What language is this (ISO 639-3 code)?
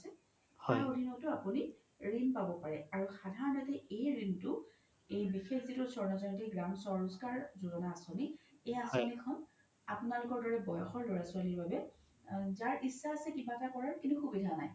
asm